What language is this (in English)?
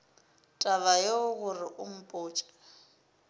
Northern Sotho